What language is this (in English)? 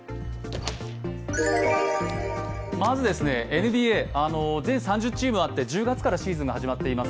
Japanese